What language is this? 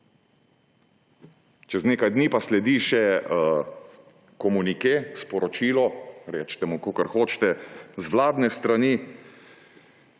Slovenian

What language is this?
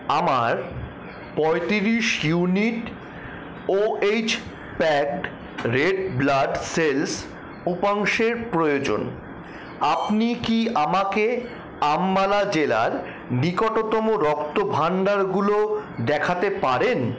Bangla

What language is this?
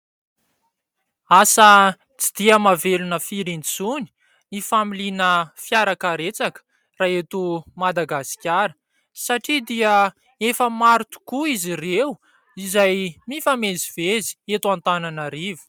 Malagasy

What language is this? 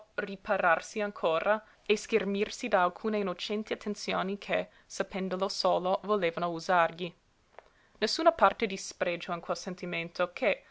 Italian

